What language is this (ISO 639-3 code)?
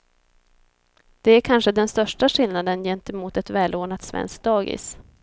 swe